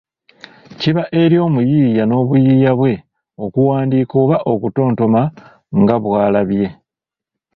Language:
Ganda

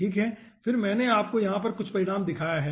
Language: Hindi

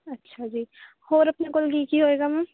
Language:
Punjabi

